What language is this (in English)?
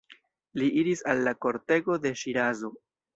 Esperanto